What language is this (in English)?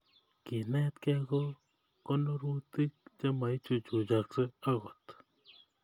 Kalenjin